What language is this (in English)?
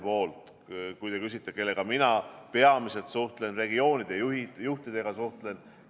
Estonian